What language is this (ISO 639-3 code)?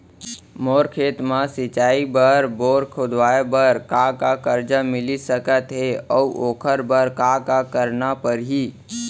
hne